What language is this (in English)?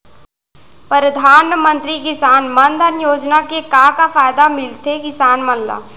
Chhattisgarhi